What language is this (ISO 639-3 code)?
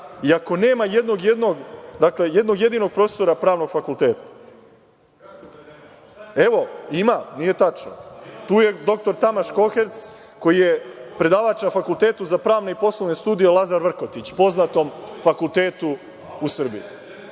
srp